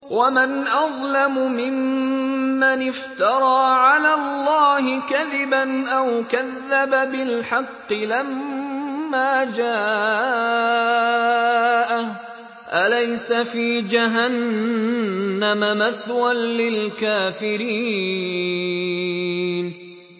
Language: Arabic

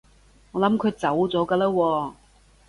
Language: Cantonese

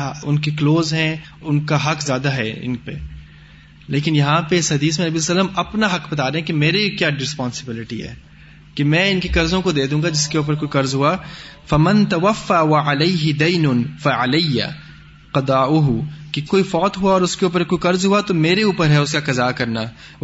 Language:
Urdu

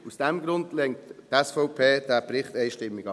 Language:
Swiss German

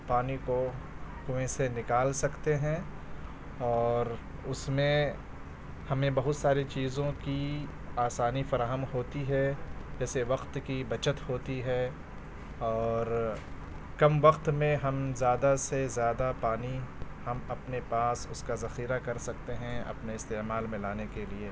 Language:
Urdu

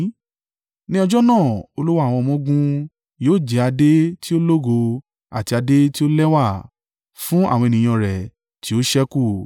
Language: Yoruba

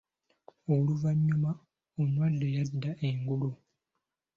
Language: Ganda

